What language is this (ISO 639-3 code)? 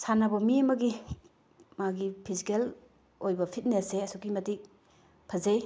mni